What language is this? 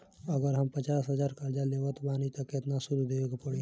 Bhojpuri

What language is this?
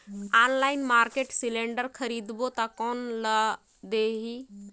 Chhattisgarhi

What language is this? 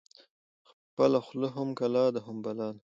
Pashto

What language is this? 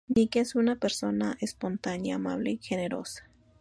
Spanish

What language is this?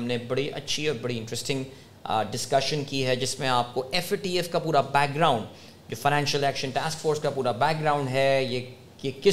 Urdu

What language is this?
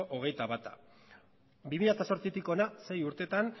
Basque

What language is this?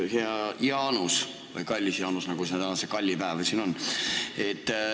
Estonian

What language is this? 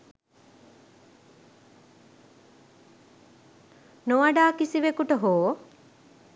Sinhala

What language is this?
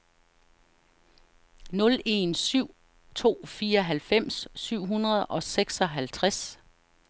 Danish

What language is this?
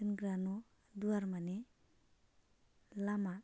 Bodo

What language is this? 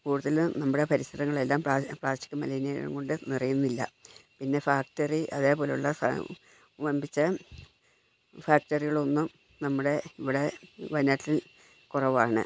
Malayalam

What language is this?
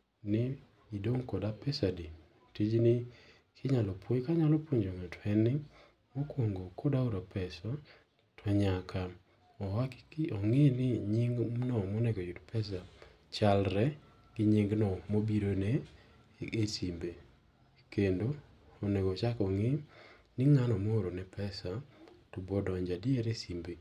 Luo (Kenya and Tanzania)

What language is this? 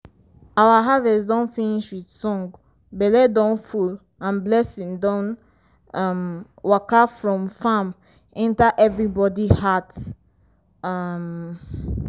Nigerian Pidgin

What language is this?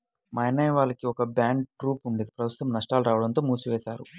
Telugu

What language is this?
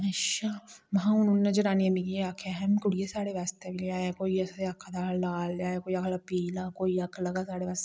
Dogri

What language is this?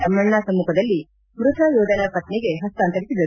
Kannada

